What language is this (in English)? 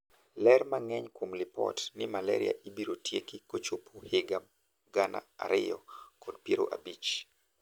Luo (Kenya and Tanzania)